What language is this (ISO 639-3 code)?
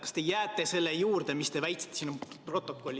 est